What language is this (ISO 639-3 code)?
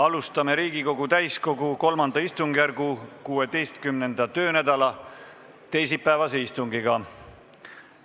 est